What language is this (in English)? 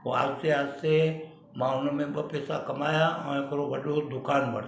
Sindhi